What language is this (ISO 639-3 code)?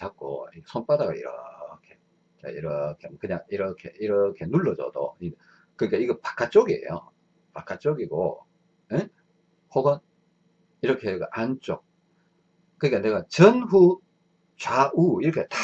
kor